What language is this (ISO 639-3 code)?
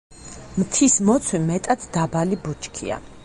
kat